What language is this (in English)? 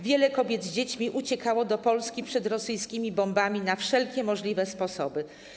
Polish